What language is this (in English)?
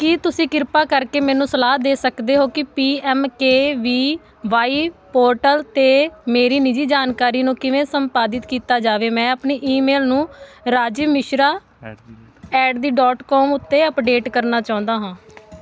Punjabi